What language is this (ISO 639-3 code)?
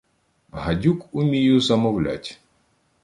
ukr